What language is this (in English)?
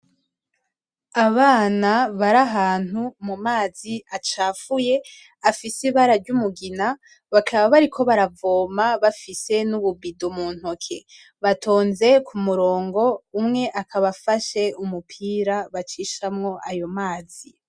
Rundi